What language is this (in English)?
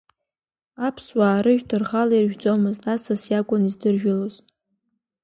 Abkhazian